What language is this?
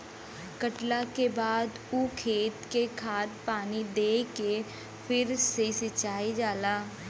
Bhojpuri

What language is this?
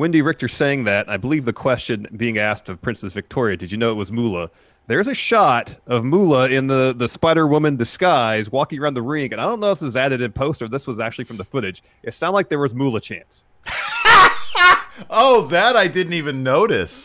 English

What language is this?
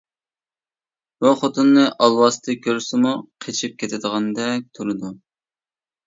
Uyghur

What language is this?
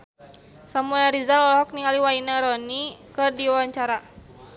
Sundanese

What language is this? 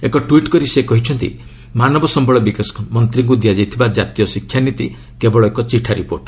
Odia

